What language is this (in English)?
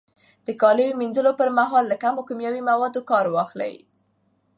Pashto